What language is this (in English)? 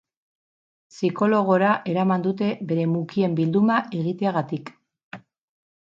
Basque